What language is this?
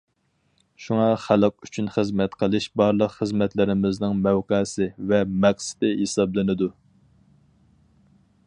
Uyghur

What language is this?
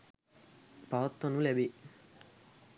Sinhala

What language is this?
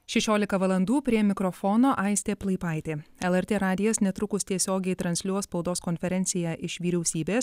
Lithuanian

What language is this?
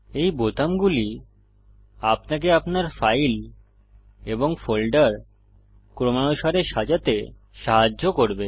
Bangla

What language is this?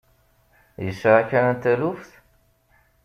Kabyle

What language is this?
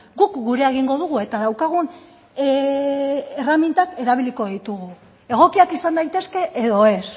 Basque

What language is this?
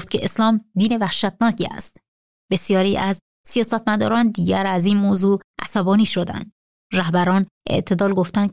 Persian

